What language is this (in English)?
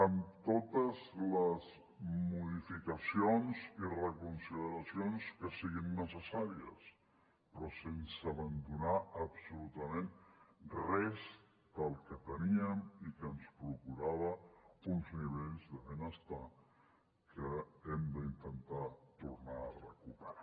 Catalan